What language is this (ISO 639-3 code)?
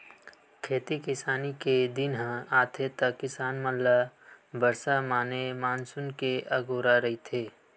hne